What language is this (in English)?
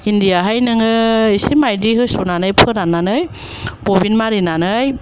Bodo